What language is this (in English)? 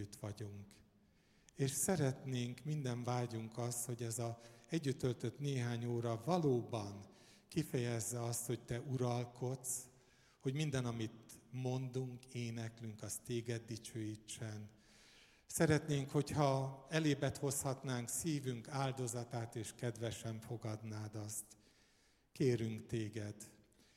Hungarian